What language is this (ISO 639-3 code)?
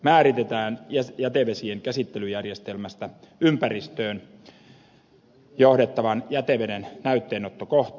fin